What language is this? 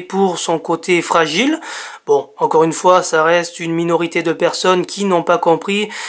French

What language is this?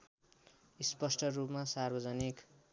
Nepali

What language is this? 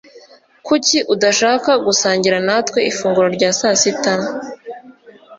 Kinyarwanda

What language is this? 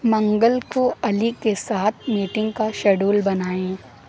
Urdu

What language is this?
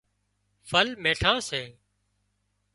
Wadiyara Koli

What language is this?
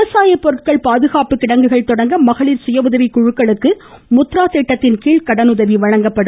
Tamil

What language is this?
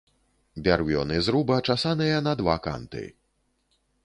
Belarusian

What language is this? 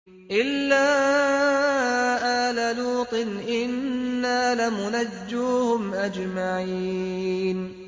Arabic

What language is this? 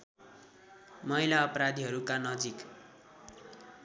Nepali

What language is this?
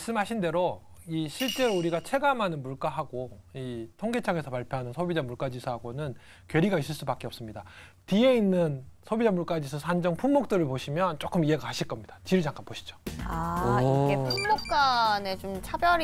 Korean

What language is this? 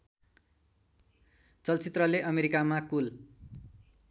Nepali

